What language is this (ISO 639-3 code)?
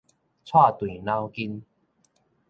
nan